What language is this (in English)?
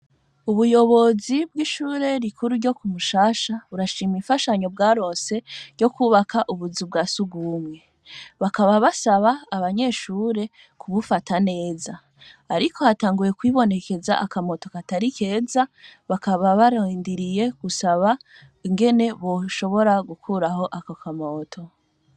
Rundi